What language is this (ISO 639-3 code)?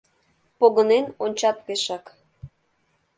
chm